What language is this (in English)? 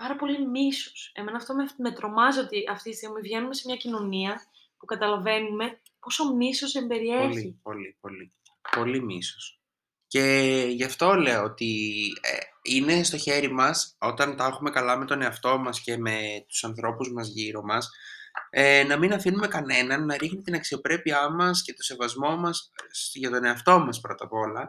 Greek